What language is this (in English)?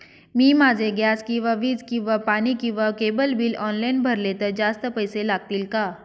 Marathi